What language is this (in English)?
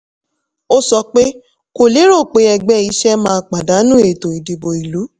Yoruba